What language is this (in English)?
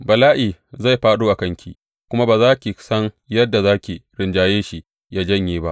Hausa